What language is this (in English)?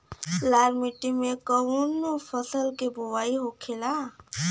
Bhojpuri